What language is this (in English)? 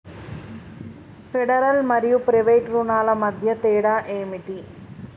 Telugu